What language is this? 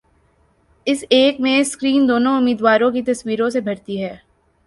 Urdu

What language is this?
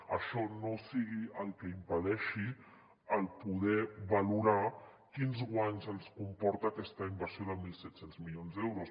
Catalan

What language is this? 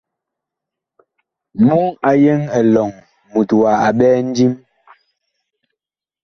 Bakoko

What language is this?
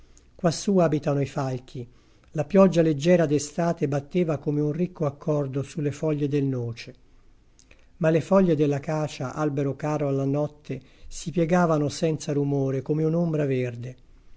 Italian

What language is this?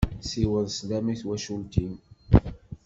Kabyle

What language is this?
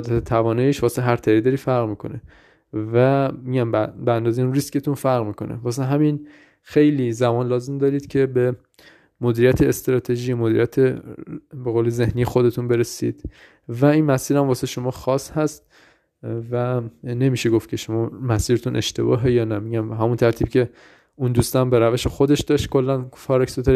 Persian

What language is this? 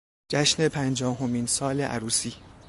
Persian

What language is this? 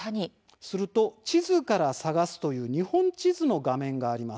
Japanese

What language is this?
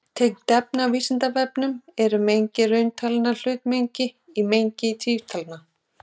Icelandic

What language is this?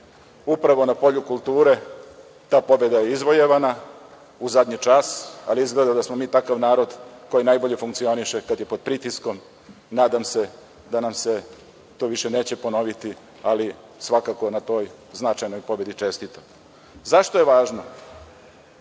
Serbian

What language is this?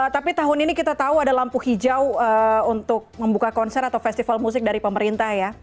Indonesian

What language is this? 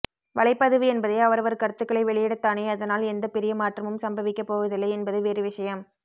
Tamil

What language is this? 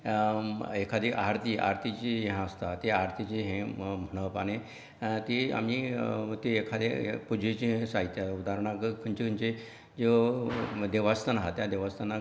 Konkani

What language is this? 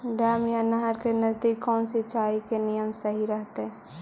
Magahi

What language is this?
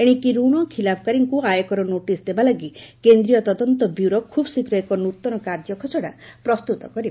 Odia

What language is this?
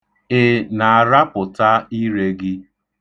Igbo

